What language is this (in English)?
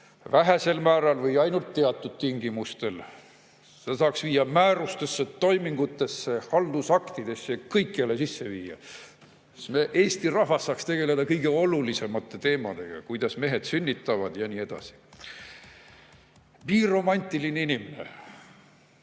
Estonian